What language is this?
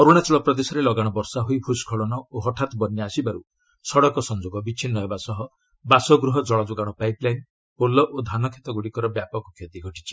Odia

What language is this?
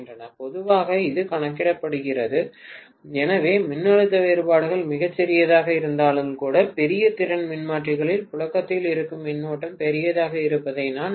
Tamil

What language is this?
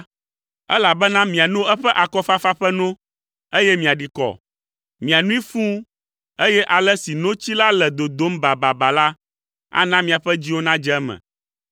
Ewe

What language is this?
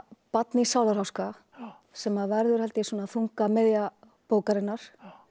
Icelandic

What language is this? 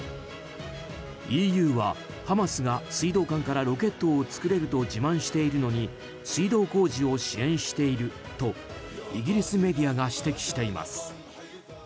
Japanese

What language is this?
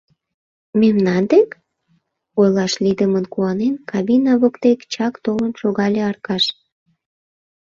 Mari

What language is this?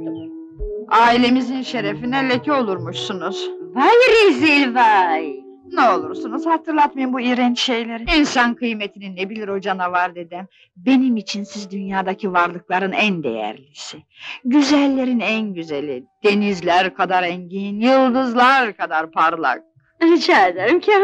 Turkish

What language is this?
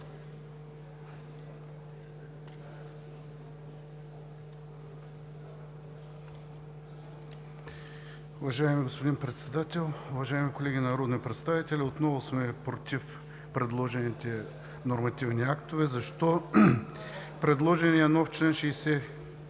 Bulgarian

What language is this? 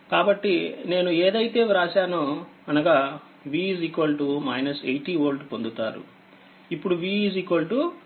Telugu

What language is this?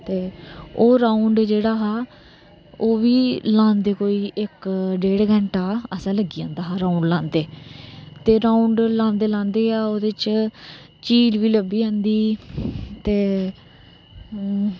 Dogri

